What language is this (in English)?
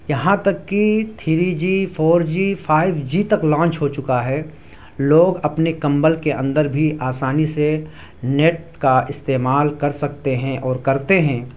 Urdu